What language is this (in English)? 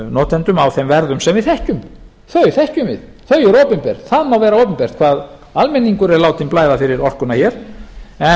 Icelandic